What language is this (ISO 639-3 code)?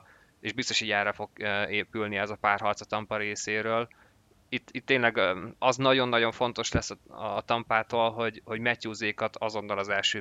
hun